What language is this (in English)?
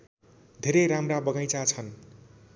Nepali